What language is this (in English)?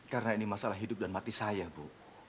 Indonesian